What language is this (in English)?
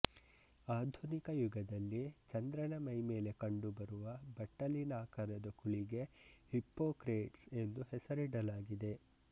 Kannada